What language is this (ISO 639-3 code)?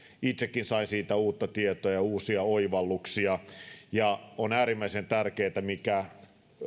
fin